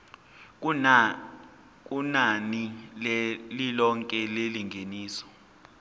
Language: Zulu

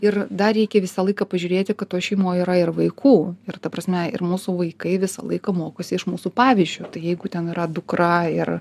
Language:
Lithuanian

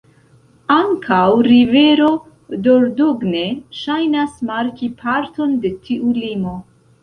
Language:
Esperanto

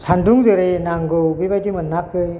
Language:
Bodo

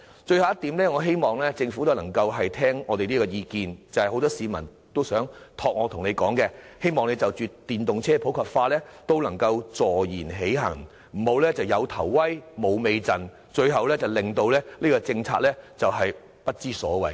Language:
Cantonese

